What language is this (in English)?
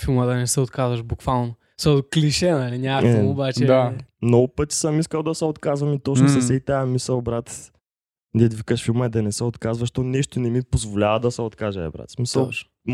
Bulgarian